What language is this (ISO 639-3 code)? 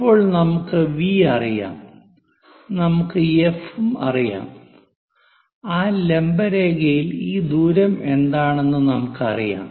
mal